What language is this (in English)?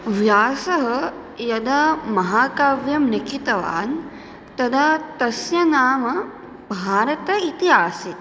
Sanskrit